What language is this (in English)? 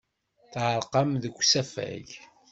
Kabyle